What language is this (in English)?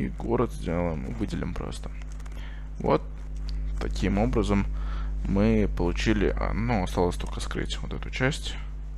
Russian